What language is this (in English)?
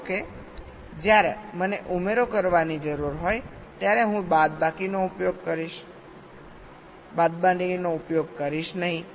Gujarati